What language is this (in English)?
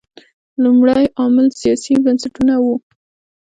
Pashto